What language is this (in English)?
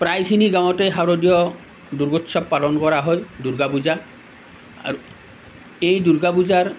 Assamese